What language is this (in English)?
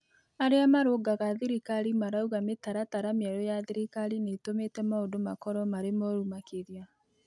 Kikuyu